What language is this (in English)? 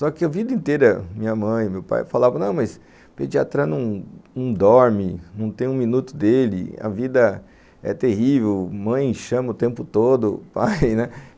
Portuguese